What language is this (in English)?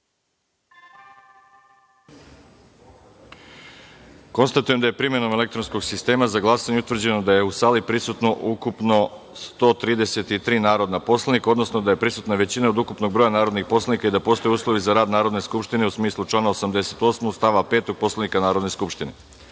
Serbian